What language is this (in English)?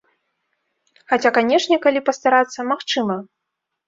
Belarusian